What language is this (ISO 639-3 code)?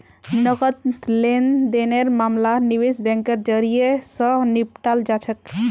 mag